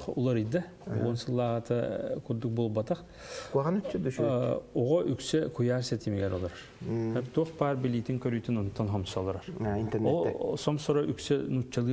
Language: Turkish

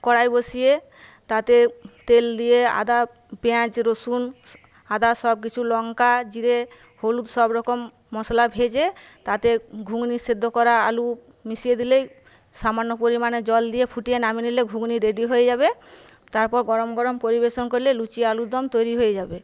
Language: Bangla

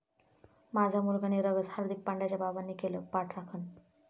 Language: Marathi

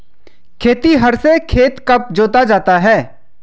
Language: Hindi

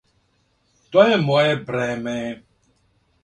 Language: Serbian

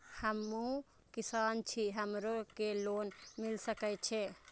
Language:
Maithili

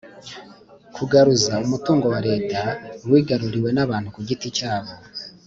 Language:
Kinyarwanda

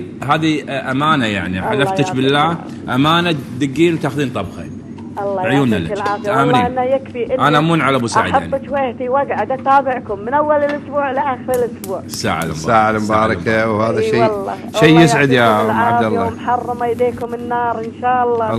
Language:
Arabic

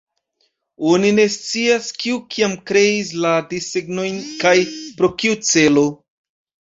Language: Esperanto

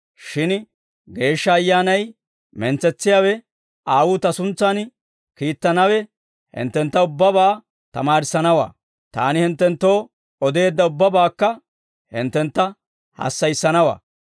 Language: Dawro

